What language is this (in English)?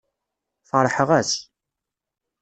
Kabyle